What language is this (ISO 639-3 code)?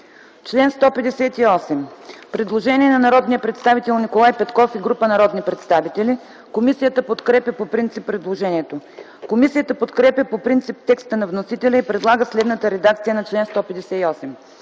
bul